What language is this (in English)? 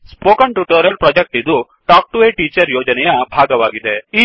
Kannada